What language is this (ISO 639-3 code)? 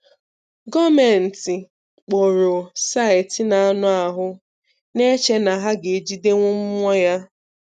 ibo